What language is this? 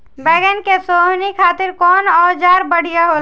Bhojpuri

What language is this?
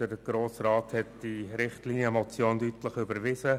Swiss German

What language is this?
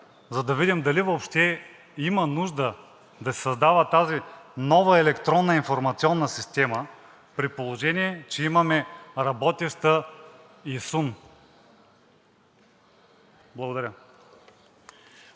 Bulgarian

